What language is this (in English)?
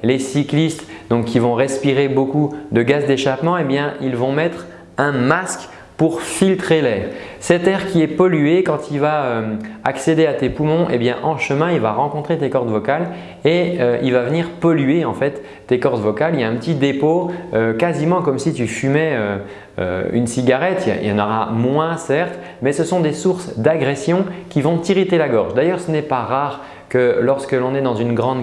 French